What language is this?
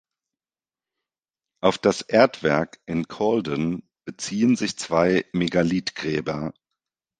German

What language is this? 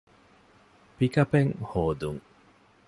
Divehi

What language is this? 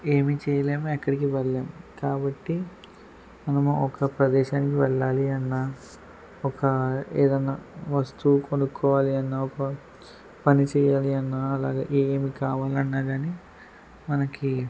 Telugu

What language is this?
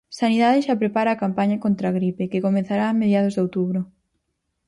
Galician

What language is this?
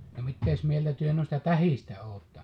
Finnish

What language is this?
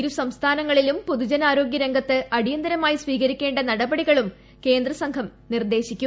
Malayalam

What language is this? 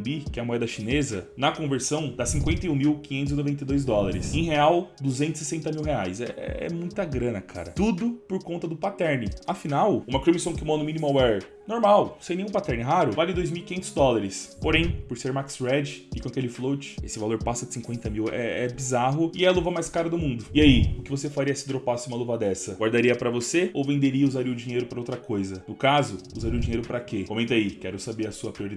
Portuguese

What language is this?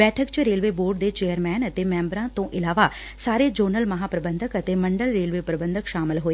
Punjabi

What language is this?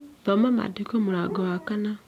Kikuyu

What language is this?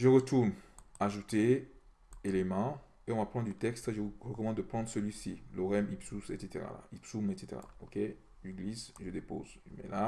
French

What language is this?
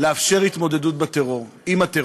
Hebrew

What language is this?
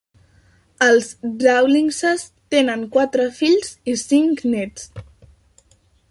Catalan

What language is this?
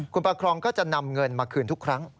Thai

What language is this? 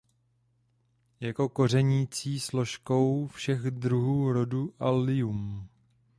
Czech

